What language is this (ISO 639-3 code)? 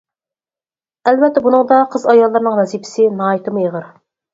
uig